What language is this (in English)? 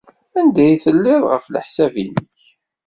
Kabyle